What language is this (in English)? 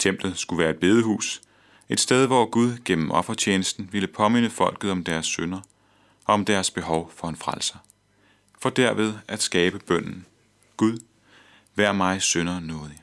Danish